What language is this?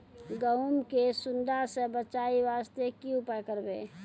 Maithili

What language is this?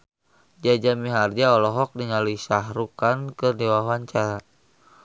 Sundanese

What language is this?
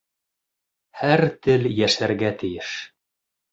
Bashkir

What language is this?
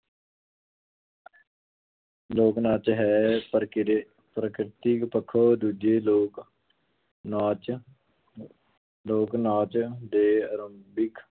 Punjabi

